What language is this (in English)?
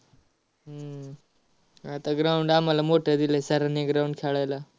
Marathi